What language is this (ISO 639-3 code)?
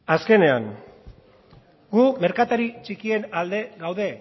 eus